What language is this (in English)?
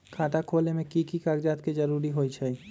Magahi